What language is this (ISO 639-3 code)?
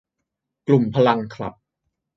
tha